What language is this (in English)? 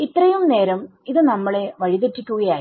Malayalam